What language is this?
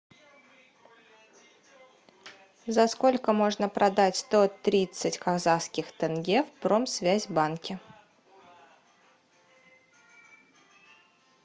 Russian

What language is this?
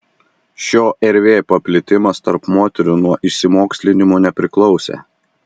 Lithuanian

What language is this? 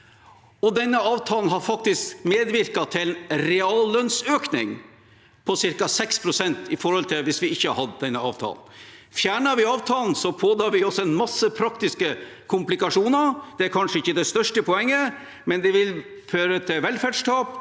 Norwegian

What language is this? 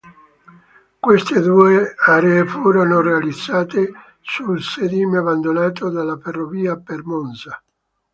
Italian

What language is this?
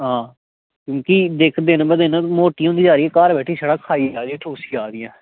Dogri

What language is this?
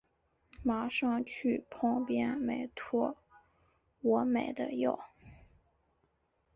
Chinese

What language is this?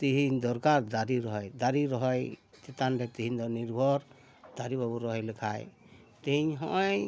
Santali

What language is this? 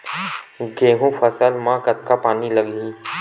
Chhattisgarhi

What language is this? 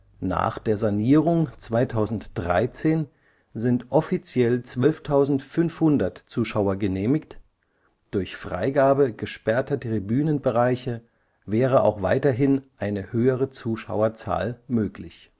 German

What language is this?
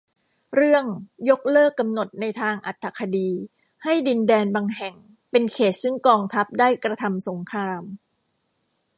Thai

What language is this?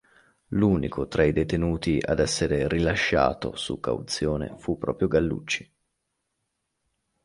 Italian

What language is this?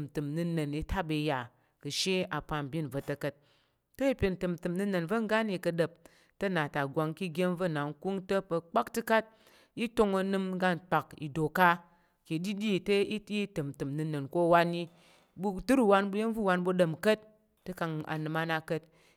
Tarok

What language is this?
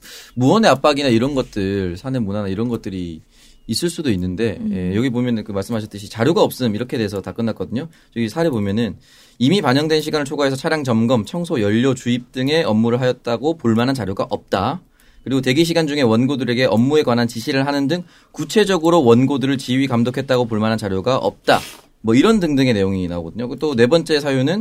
Korean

